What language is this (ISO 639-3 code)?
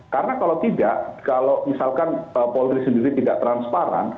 ind